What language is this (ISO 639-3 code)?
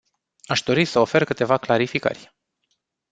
ron